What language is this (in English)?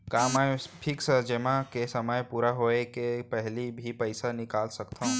Chhattisgarhi